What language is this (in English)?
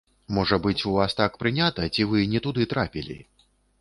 Belarusian